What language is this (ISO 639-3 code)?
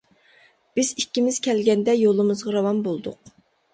uig